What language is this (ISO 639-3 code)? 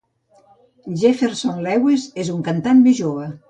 cat